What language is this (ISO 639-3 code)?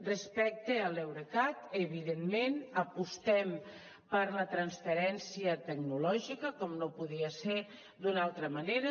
cat